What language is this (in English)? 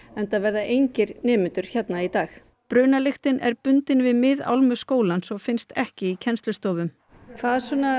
Icelandic